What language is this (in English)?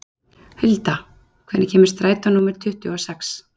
Icelandic